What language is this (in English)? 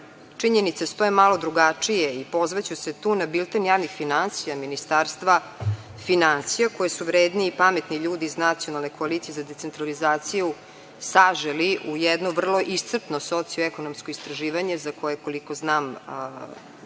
Serbian